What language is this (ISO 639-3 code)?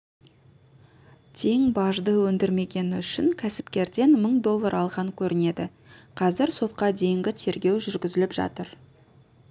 kaz